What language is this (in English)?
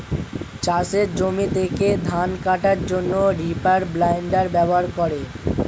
Bangla